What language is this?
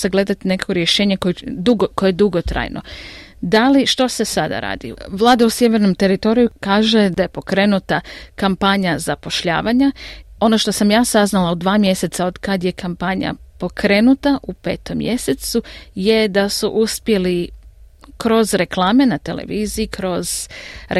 Croatian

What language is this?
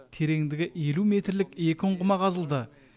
Kazakh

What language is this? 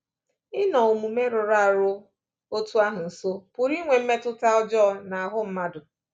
Igbo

